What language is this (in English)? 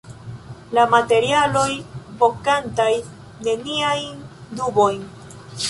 Esperanto